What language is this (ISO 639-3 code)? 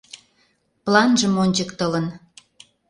chm